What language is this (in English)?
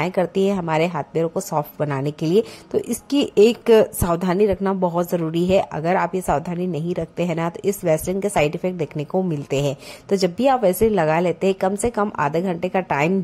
Hindi